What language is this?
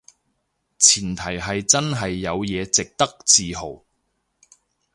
Cantonese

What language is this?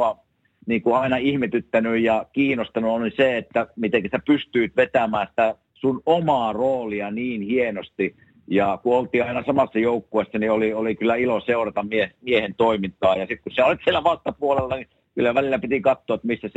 Finnish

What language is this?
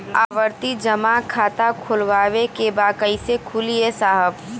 Bhojpuri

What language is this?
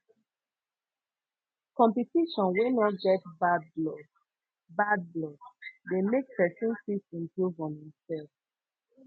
Nigerian Pidgin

